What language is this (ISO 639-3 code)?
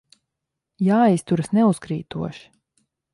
lav